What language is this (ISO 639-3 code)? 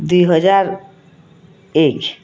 ori